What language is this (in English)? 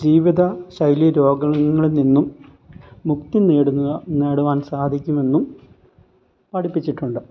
Malayalam